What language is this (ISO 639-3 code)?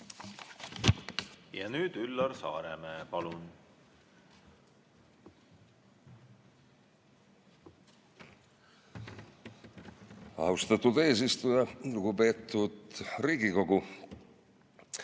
est